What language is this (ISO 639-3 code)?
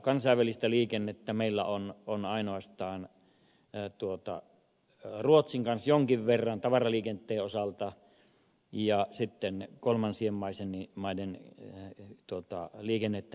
fin